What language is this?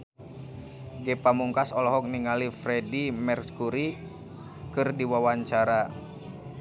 Sundanese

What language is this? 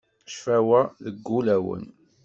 Kabyle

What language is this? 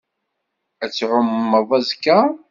Kabyle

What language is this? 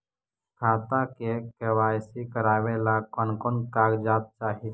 Magahi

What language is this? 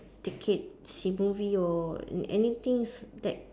English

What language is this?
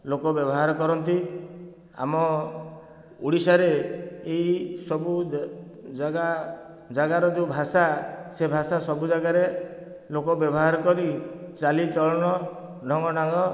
Odia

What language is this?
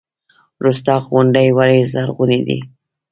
Pashto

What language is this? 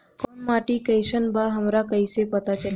Bhojpuri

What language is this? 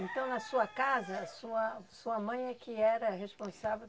Portuguese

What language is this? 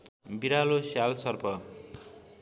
Nepali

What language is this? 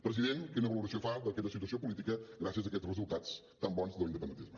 Catalan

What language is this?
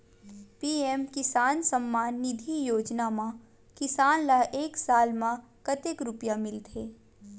Chhattisgarhi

